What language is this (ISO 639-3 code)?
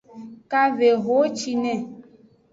ajg